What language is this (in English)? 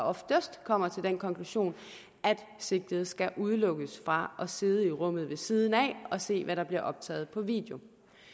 Danish